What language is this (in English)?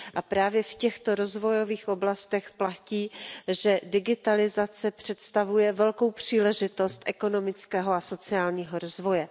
Czech